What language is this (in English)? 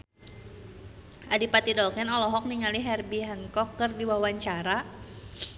Sundanese